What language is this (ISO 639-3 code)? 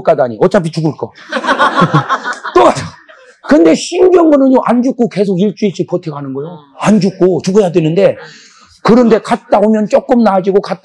kor